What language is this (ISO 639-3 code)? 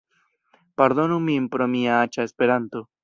epo